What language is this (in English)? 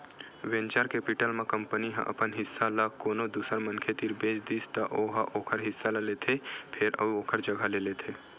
Chhattisgarhi